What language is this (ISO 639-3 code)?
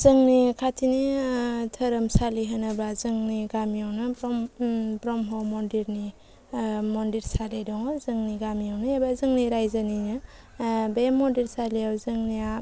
brx